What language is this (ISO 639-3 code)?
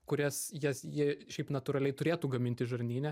lit